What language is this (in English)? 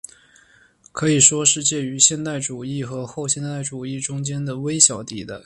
Chinese